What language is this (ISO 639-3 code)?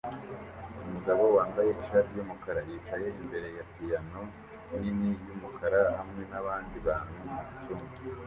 kin